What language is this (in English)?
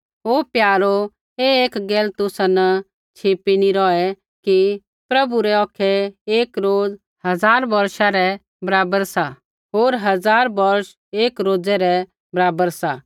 Kullu Pahari